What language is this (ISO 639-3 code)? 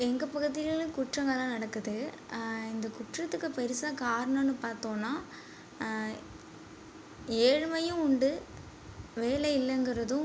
tam